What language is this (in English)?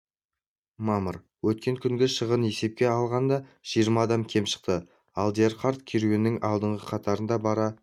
Kazakh